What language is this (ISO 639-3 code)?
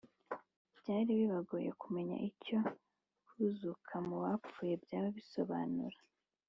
kin